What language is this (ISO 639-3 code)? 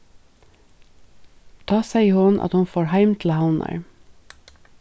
fao